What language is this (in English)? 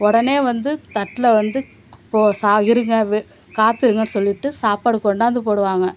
Tamil